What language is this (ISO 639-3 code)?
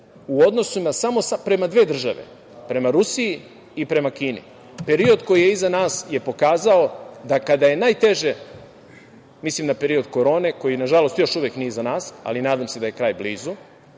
srp